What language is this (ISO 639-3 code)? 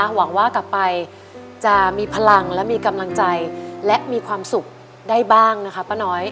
tha